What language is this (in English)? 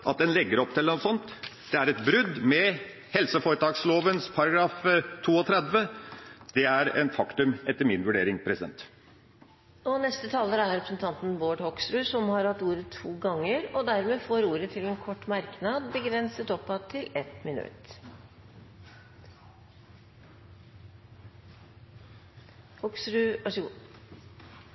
Norwegian Bokmål